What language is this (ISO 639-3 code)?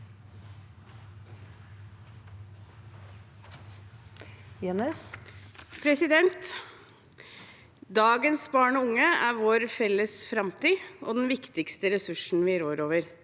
nor